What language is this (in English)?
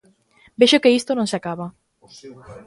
Galician